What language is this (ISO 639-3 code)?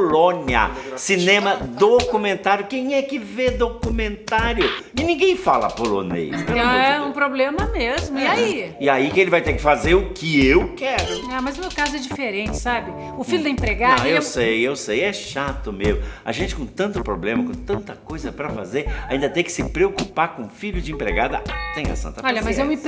por